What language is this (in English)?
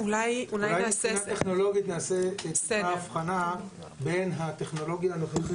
Hebrew